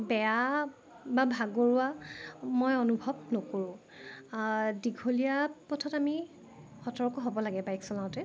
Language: Assamese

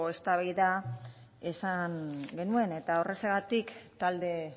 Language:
Basque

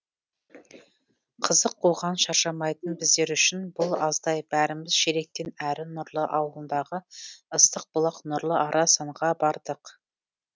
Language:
Kazakh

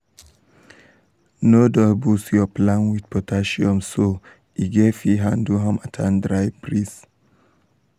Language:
Nigerian Pidgin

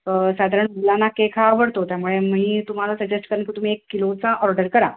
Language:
Marathi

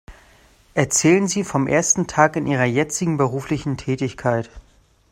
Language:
German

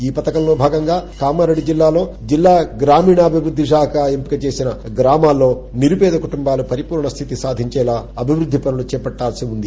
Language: Telugu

